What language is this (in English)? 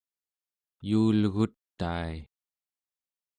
Central Yupik